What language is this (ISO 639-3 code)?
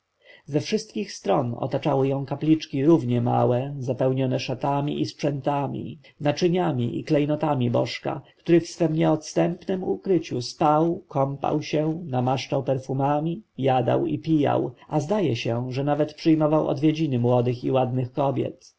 pol